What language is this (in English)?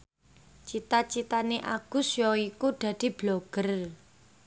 Javanese